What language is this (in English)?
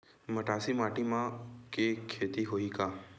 Chhattisgarhi